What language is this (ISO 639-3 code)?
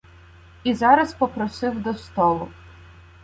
ukr